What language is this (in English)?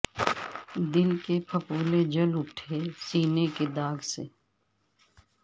Urdu